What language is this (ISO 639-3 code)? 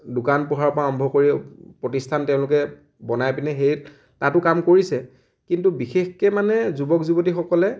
asm